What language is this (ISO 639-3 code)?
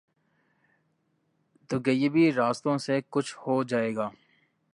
urd